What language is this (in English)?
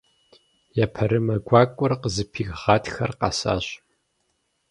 Kabardian